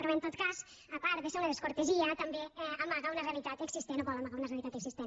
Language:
Catalan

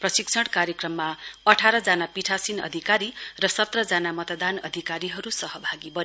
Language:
Nepali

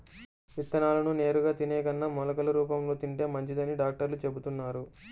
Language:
Telugu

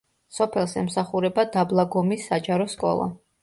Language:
Georgian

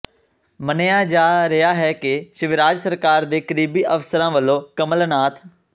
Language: Punjabi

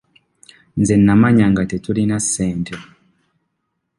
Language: Ganda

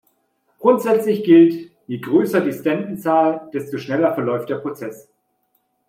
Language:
German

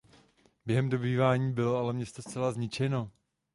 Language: Czech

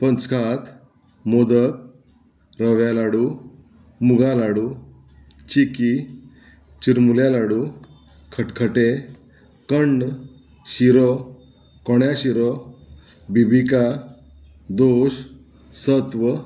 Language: Konkani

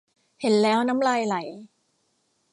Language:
Thai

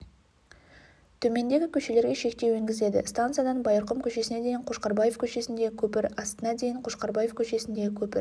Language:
Kazakh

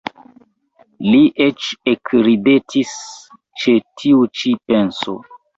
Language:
Esperanto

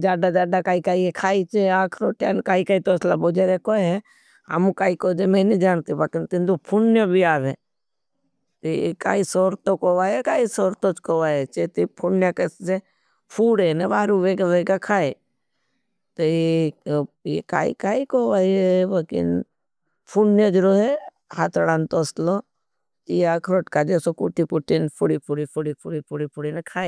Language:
Bhili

